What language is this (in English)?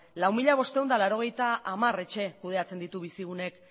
Basque